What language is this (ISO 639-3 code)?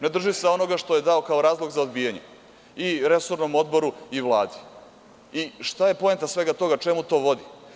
srp